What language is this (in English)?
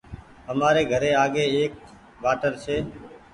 Goaria